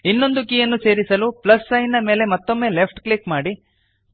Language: Kannada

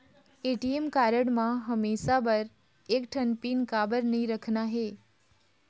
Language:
Chhattisgarhi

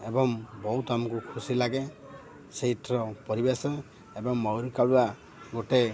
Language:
Odia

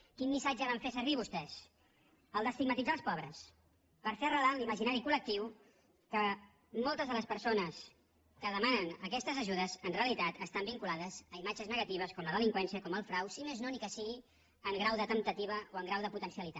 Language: Catalan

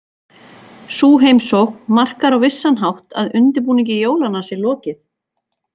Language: Icelandic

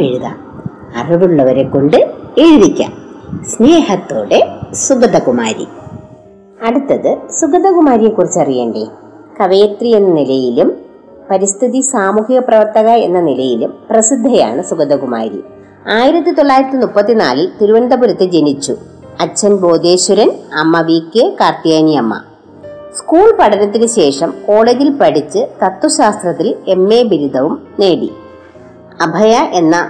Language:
Malayalam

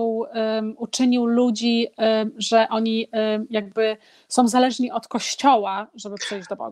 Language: Polish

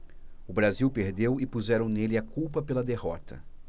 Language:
Portuguese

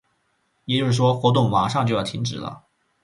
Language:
Chinese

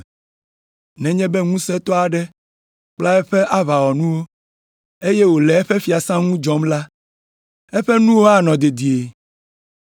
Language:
Ewe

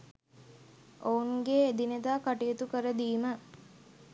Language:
Sinhala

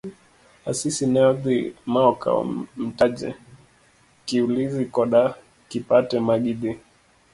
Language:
Luo (Kenya and Tanzania)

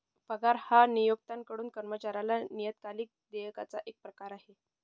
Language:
Marathi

